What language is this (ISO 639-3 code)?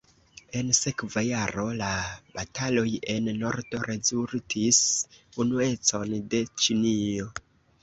epo